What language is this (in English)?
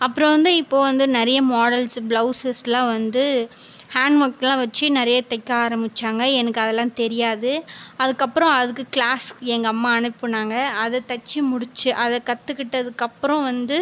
Tamil